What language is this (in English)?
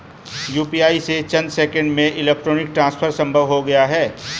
Hindi